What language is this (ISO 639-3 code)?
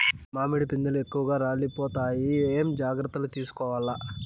tel